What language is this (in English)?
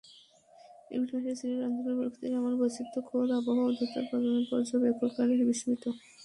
Bangla